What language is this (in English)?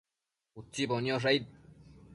Matsés